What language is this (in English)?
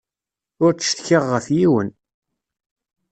Kabyle